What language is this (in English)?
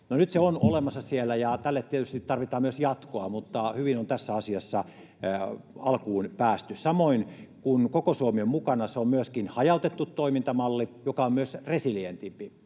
Finnish